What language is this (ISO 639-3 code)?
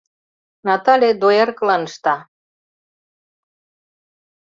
chm